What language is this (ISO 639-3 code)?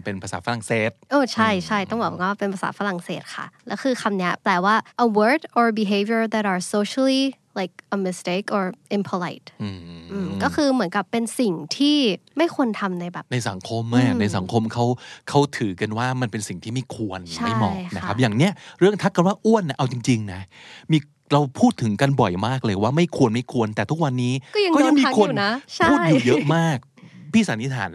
tha